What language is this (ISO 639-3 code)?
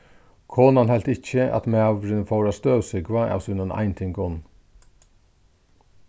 fao